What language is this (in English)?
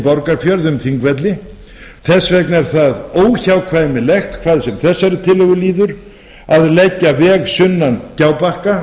Icelandic